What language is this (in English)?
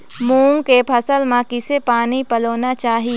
Chhattisgarhi